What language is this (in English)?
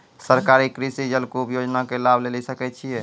Maithili